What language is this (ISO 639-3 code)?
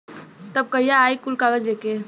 bho